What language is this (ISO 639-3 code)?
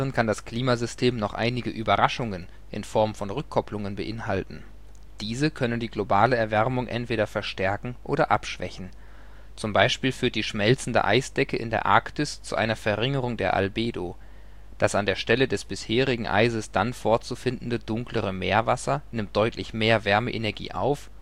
deu